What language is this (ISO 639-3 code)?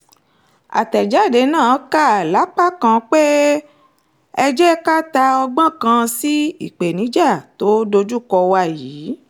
yor